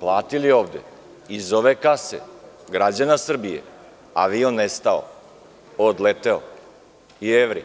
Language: Serbian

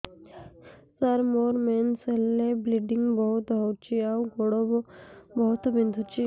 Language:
Odia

